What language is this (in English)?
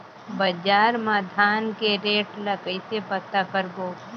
Chhattisgarhi